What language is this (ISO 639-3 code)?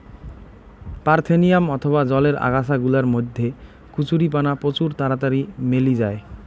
ben